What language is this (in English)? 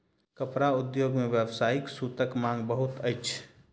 Maithili